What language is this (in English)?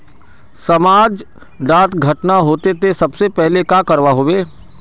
Magahi